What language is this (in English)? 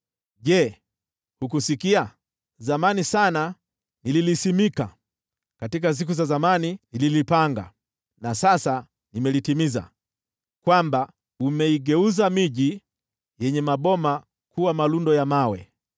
Swahili